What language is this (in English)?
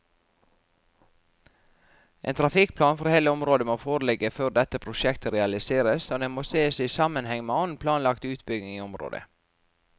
Norwegian